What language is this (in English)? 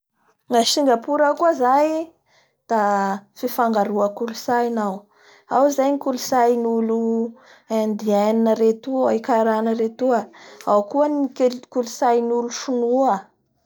Bara Malagasy